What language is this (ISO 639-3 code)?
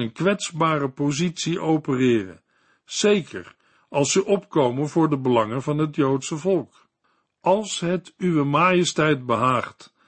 nld